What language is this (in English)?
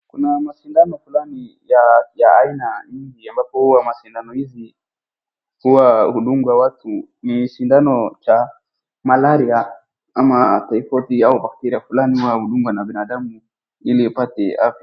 Swahili